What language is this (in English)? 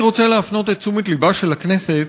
Hebrew